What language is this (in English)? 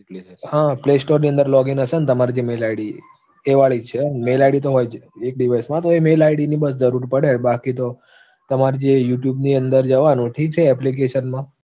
Gujarati